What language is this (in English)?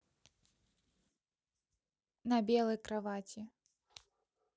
Russian